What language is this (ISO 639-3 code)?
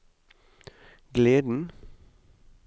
nor